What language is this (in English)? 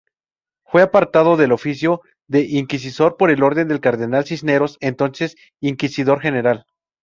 Spanish